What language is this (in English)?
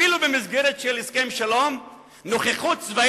Hebrew